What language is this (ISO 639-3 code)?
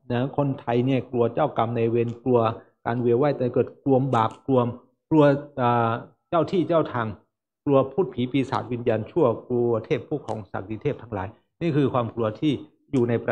tha